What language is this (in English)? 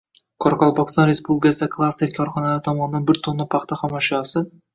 Uzbek